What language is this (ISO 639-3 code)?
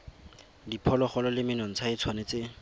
tsn